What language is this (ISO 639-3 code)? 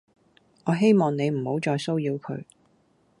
yue